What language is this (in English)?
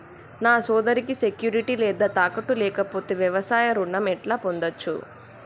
Telugu